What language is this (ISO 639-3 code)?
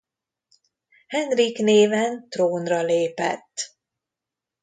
hun